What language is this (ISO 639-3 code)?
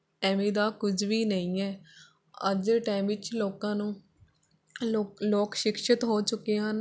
pan